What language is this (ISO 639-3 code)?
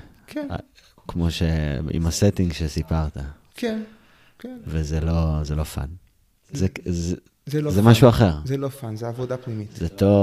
heb